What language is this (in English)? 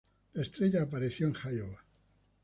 Spanish